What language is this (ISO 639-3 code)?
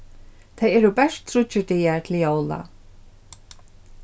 fao